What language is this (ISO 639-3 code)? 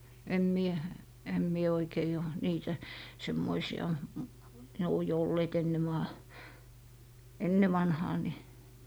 fin